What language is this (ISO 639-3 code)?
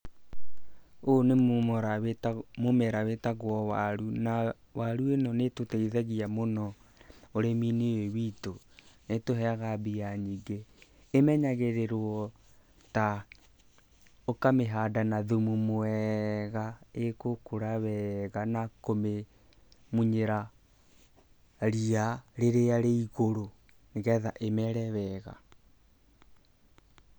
kik